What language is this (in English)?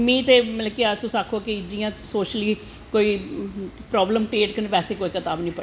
Dogri